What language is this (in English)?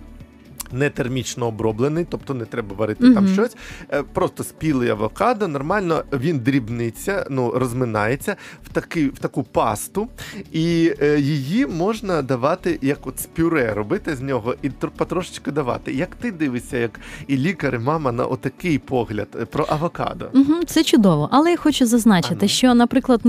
Ukrainian